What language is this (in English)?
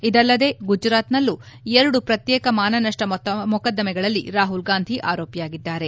Kannada